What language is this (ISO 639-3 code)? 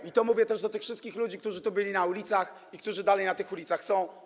pol